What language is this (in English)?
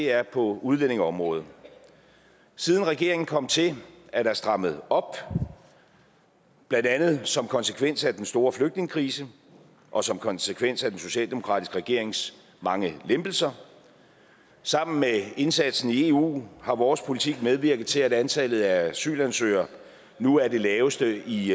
Danish